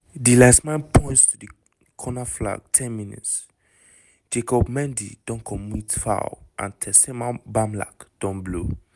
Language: Nigerian Pidgin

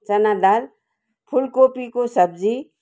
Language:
Nepali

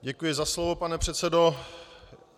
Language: Czech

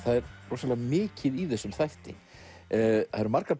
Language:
Icelandic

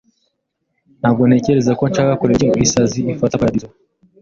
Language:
Kinyarwanda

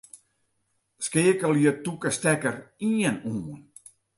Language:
Western Frisian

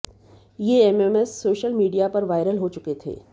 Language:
Hindi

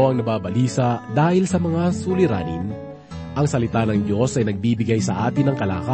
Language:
Filipino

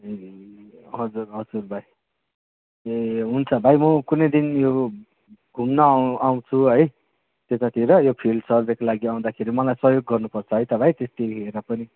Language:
Nepali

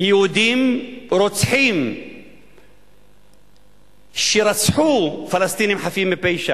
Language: Hebrew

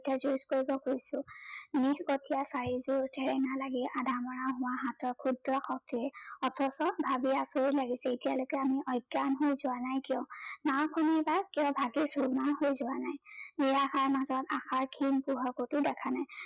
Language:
Assamese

